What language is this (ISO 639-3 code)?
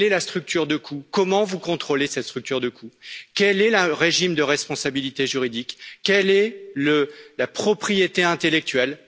fra